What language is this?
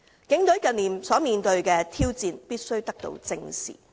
Cantonese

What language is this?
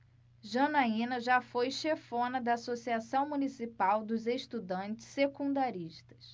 Portuguese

